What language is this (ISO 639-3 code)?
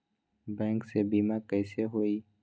mag